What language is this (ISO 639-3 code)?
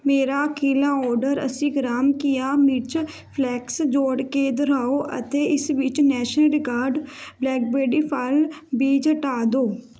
pan